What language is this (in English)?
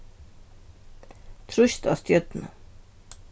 Faroese